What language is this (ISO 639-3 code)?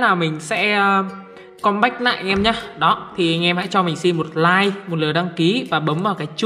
vie